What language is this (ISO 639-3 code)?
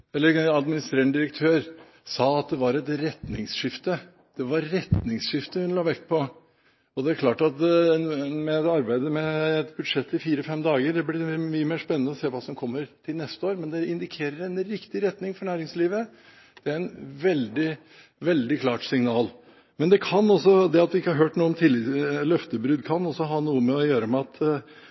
nob